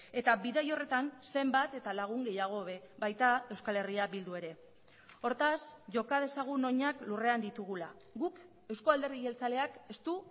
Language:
Basque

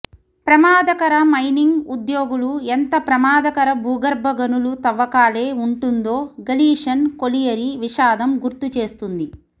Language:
Telugu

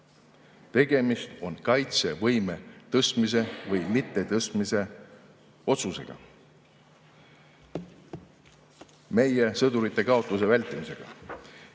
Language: Estonian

